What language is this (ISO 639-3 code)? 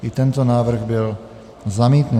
ces